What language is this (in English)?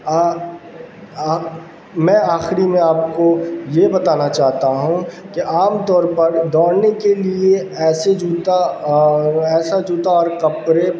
Urdu